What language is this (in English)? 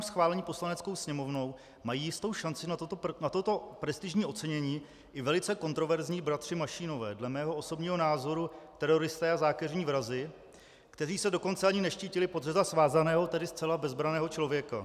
Czech